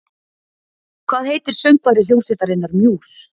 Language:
Icelandic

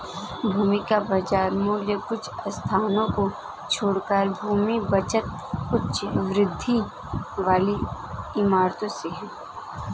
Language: Hindi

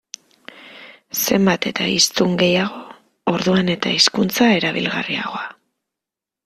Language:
Basque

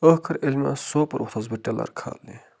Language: Kashmiri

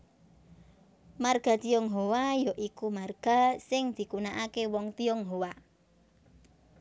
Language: Javanese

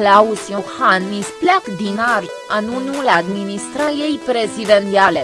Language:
Romanian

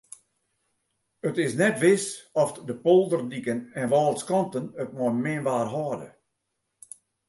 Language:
Western Frisian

